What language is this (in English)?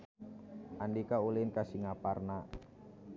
Sundanese